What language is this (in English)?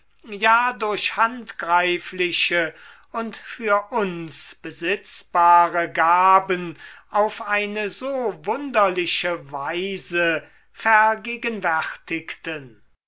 German